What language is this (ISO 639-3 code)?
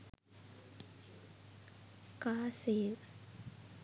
sin